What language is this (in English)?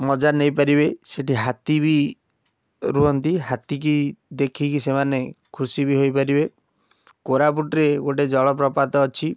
Odia